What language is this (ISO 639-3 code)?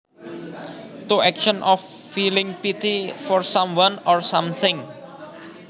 jav